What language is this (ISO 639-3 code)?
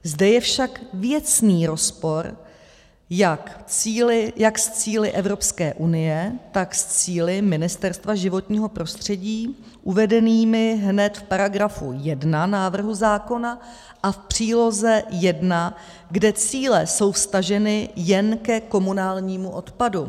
ces